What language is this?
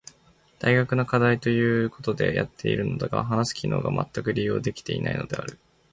Japanese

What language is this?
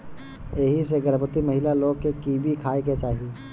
Bhojpuri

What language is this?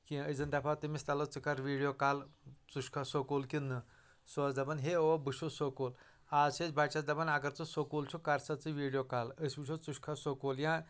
Kashmiri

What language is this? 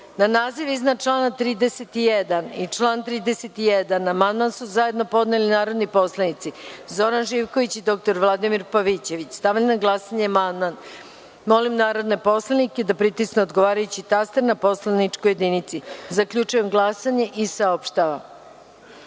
Serbian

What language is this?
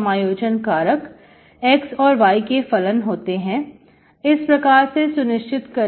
Hindi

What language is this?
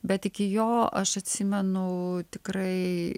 Lithuanian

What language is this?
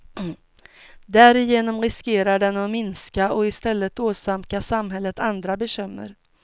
Swedish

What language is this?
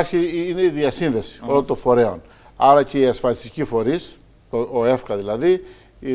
Greek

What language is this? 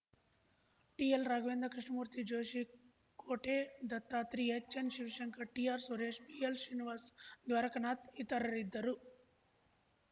Kannada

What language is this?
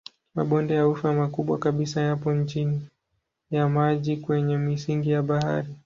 Swahili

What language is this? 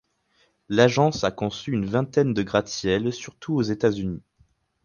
French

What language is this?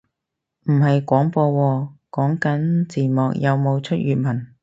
Cantonese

